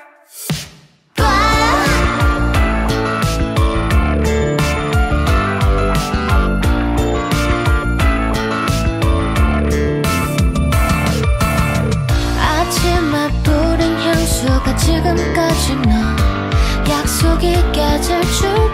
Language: Korean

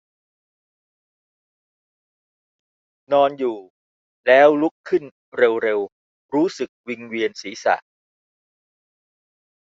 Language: Thai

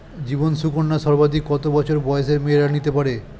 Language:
Bangla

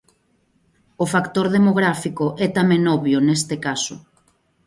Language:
Galician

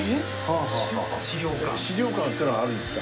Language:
Japanese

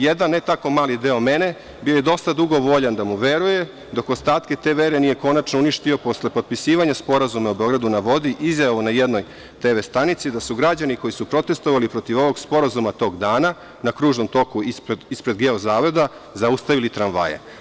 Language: Serbian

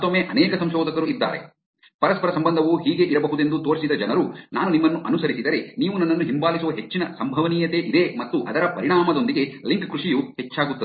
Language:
Kannada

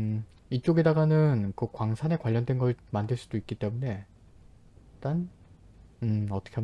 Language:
Korean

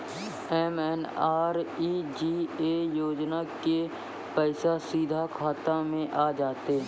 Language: Maithili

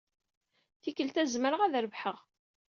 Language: Kabyle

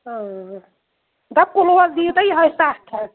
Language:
Kashmiri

